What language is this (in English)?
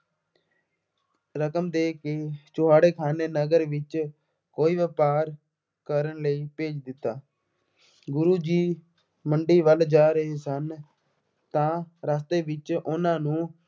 Punjabi